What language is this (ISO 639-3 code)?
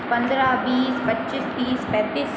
hin